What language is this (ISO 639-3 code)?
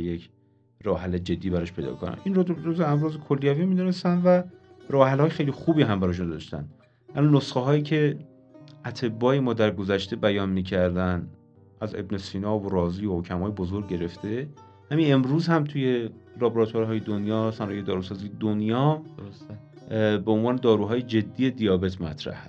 fas